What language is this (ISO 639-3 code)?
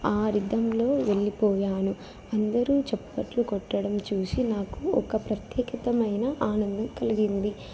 tel